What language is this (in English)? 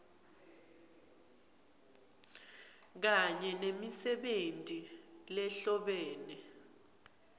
Swati